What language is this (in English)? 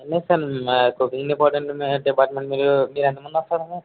Telugu